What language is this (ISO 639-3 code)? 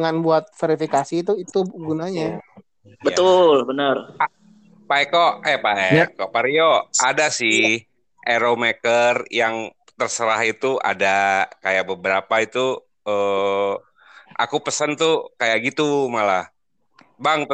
ind